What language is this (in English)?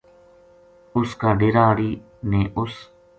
Gujari